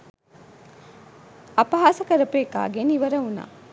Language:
Sinhala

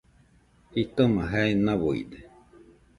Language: Nüpode Huitoto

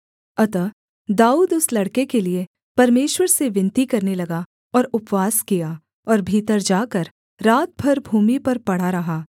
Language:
Hindi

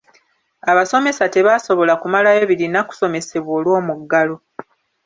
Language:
Ganda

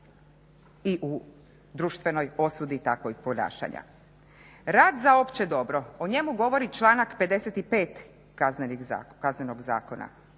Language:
Croatian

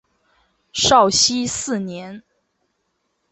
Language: Chinese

